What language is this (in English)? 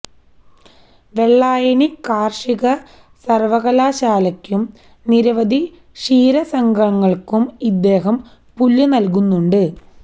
Malayalam